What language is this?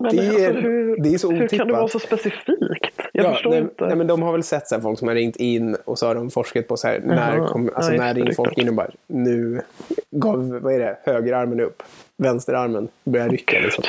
Swedish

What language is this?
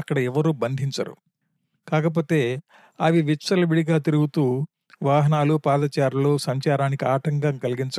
Telugu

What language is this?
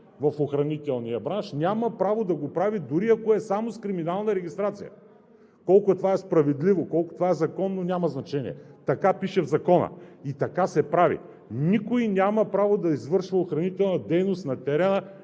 Bulgarian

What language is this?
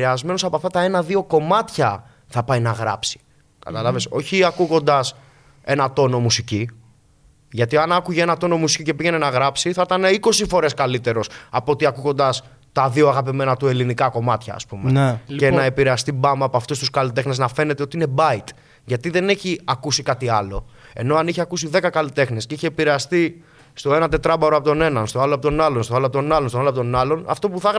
Greek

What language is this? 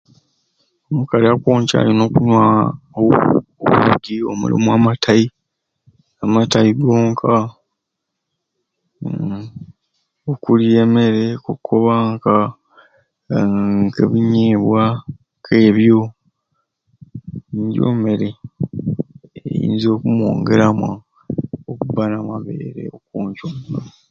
Ruuli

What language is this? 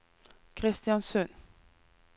Norwegian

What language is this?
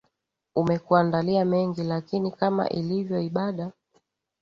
Swahili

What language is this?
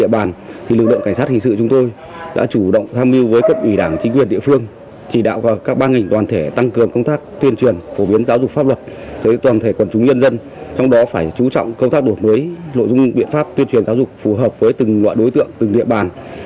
Vietnamese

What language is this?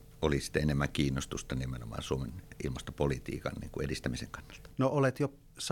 Finnish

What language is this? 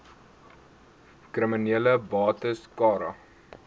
Afrikaans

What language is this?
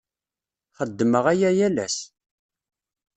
Kabyle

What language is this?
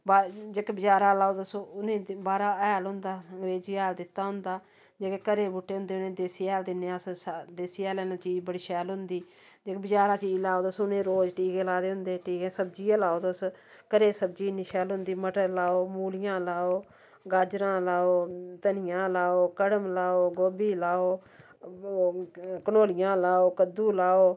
Dogri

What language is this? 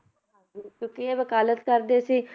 Punjabi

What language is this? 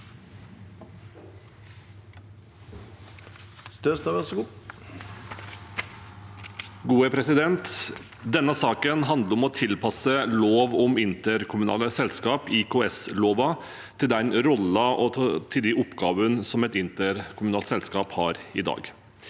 Norwegian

